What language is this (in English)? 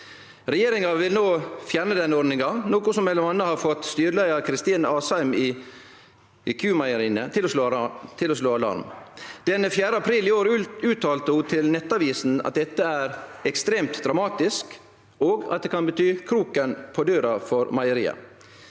Norwegian